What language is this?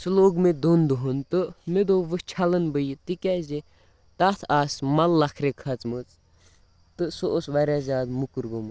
Kashmiri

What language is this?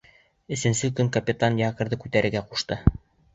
Bashkir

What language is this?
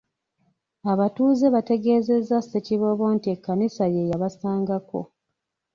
Ganda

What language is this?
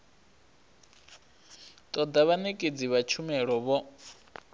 Venda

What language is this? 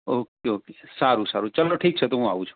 Gujarati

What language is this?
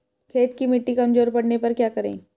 Hindi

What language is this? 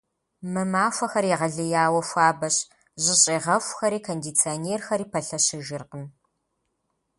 Kabardian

